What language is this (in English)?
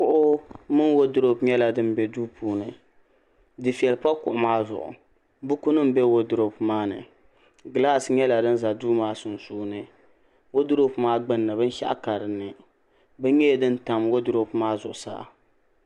Dagbani